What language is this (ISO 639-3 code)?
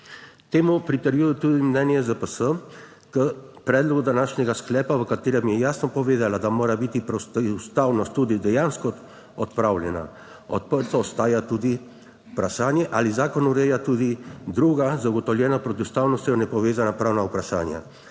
slv